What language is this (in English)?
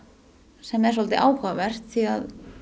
Icelandic